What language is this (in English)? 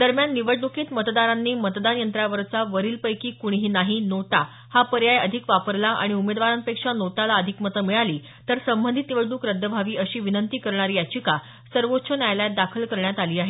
Marathi